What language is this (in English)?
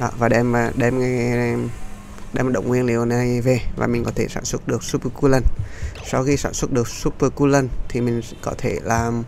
Vietnamese